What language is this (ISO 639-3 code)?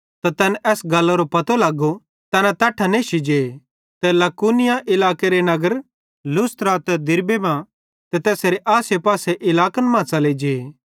bhd